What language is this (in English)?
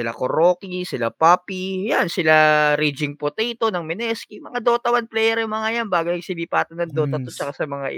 Filipino